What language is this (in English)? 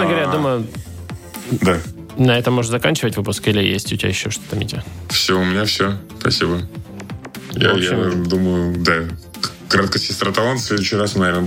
Russian